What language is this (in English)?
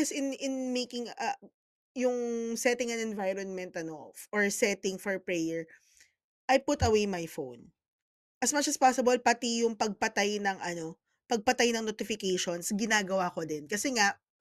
Filipino